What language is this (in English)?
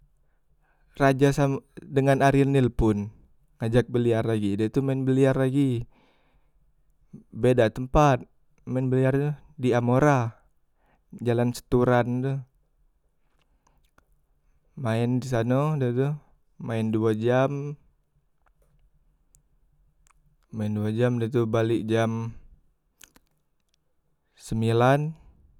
Musi